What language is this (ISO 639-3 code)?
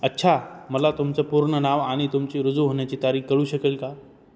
mar